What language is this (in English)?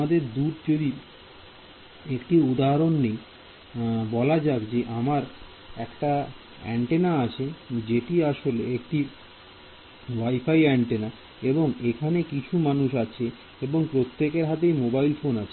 Bangla